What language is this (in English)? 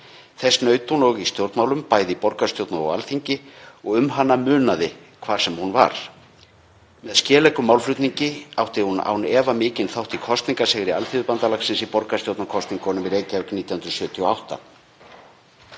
Icelandic